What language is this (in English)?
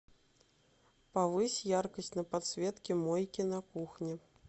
Russian